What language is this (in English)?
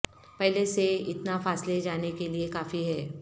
Urdu